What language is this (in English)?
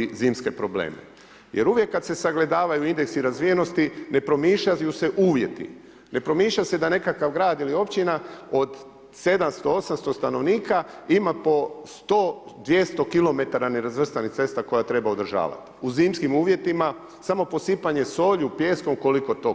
Croatian